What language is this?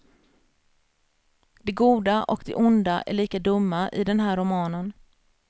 Swedish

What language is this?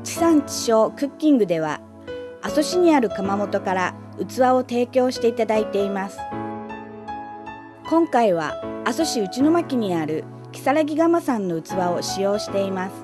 Japanese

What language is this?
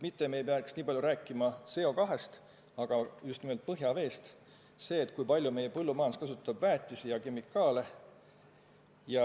Estonian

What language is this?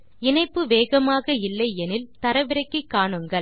Tamil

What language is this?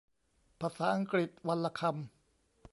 Thai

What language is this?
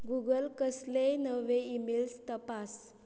Konkani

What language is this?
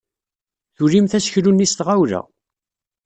Kabyle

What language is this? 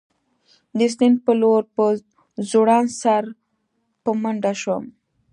Pashto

